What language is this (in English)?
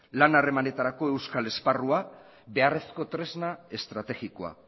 Basque